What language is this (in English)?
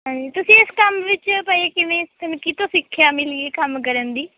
Punjabi